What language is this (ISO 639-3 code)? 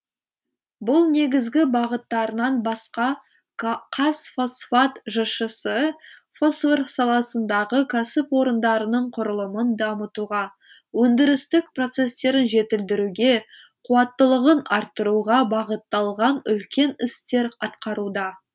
kaz